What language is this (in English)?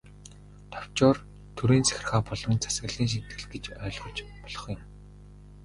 Mongolian